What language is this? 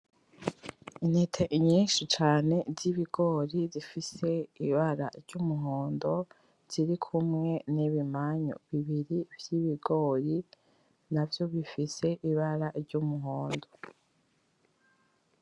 Rundi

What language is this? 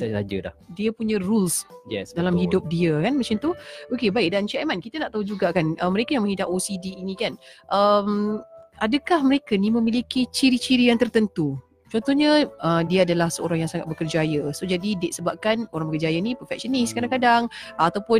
Malay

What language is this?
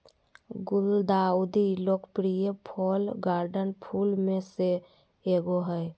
Magahi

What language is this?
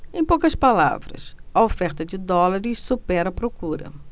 Portuguese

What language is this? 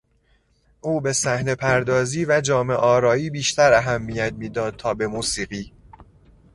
Persian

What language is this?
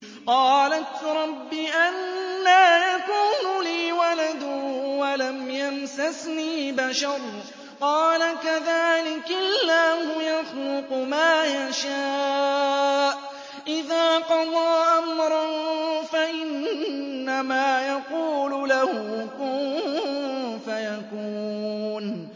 Arabic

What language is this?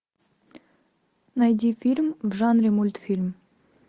Russian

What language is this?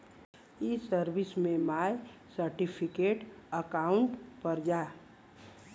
Bhojpuri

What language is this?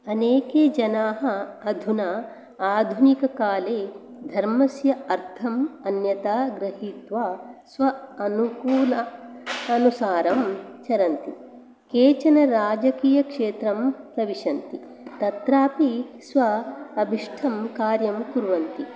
Sanskrit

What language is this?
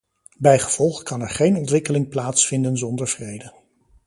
Dutch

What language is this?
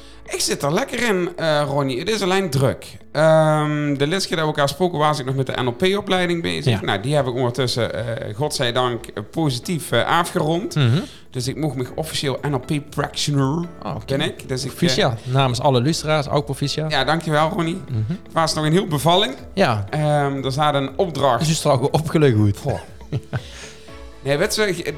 Dutch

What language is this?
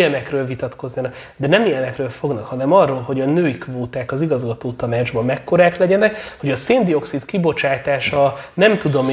Hungarian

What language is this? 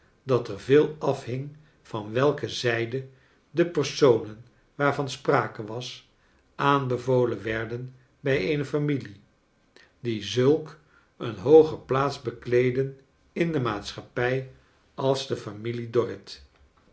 Dutch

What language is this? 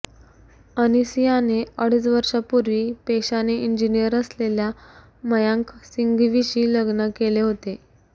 Marathi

